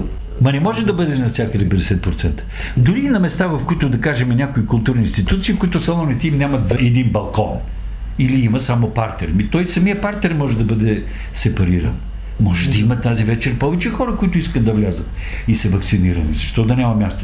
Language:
Bulgarian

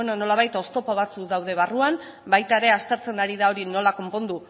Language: Basque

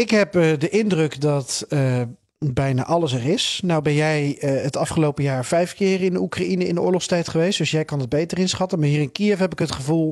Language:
Dutch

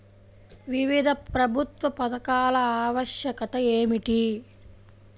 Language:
Telugu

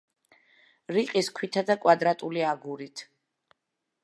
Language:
Georgian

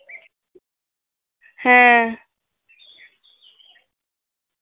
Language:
Santali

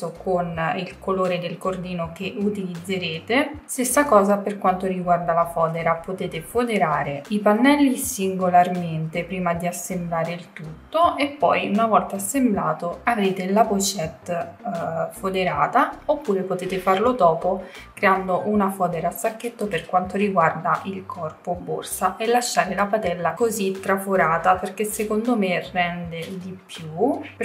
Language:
Italian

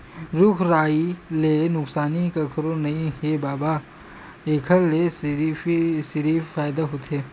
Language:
Chhattisgarhi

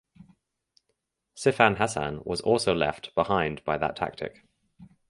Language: English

